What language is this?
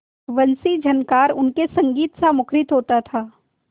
Hindi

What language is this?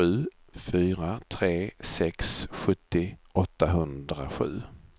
Swedish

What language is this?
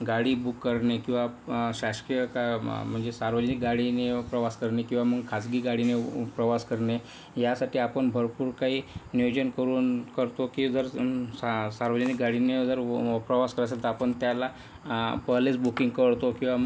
Marathi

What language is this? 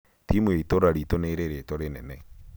Kikuyu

